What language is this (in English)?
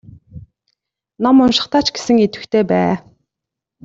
Mongolian